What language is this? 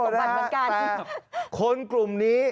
Thai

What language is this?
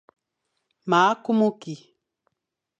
Fang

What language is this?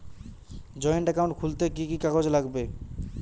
Bangla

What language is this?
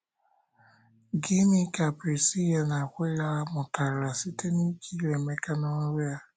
Igbo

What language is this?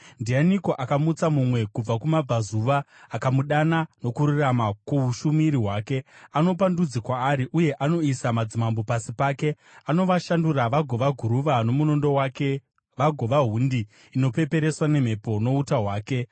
Shona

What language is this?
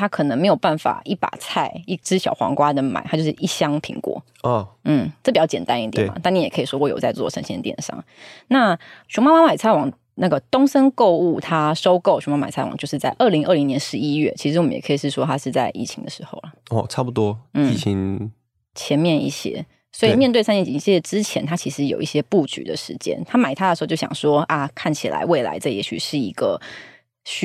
Chinese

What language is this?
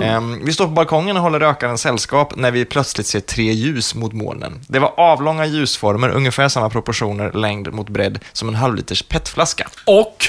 Swedish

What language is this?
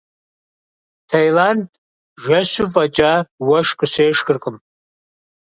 Kabardian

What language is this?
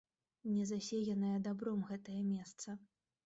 Belarusian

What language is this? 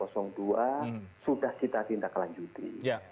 Indonesian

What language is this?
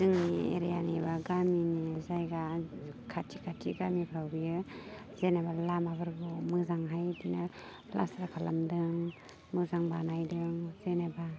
Bodo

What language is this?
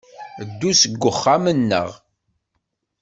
Kabyle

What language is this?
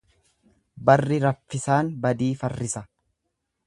Oromo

